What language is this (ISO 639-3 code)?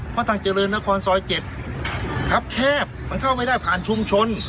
tha